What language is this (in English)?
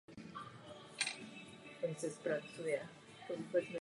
Czech